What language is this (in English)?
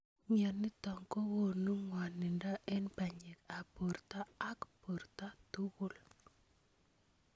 Kalenjin